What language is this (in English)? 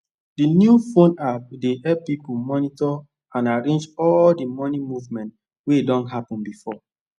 Nigerian Pidgin